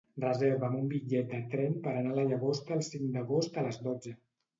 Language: Catalan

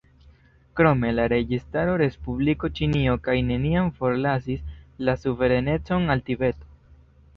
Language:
Esperanto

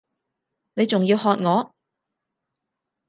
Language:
Cantonese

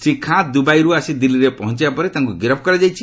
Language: Odia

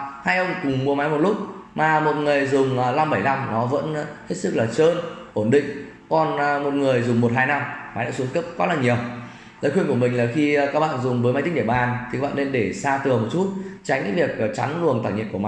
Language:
Vietnamese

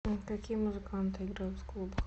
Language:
Russian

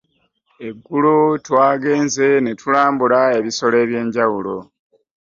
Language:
Ganda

